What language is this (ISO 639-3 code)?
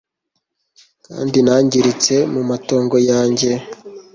kin